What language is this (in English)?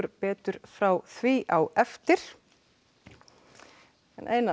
Icelandic